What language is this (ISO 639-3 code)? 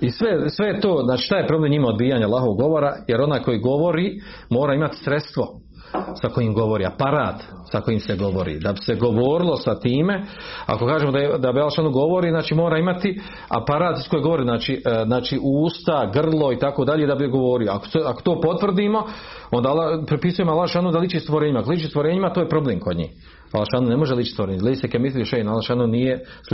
hrv